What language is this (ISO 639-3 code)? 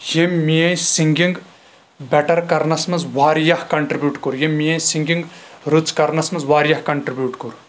kas